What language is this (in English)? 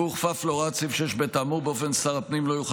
Hebrew